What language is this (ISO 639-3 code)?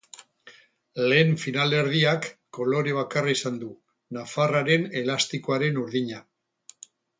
eus